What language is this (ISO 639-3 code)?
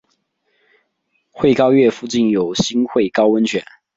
zho